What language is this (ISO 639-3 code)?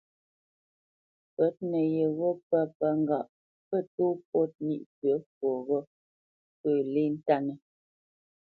bce